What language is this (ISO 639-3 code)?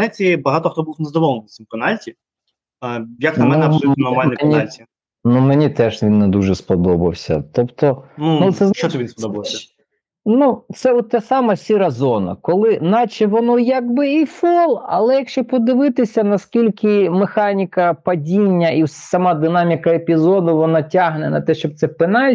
ukr